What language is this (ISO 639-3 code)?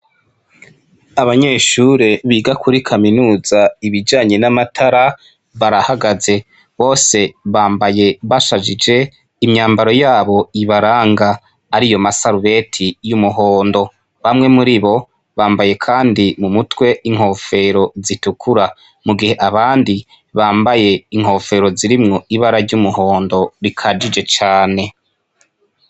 run